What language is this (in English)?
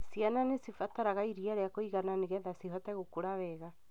Kikuyu